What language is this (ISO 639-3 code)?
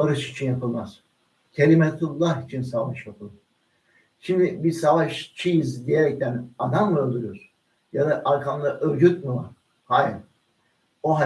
tur